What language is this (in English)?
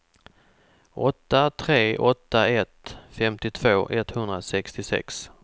Swedish